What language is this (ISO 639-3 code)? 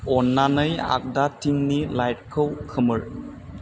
brx